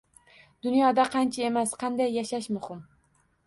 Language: Uzbek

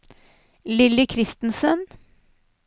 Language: Norwegian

